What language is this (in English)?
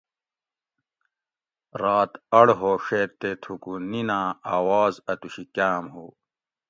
Gawri